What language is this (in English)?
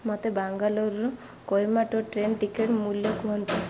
Odia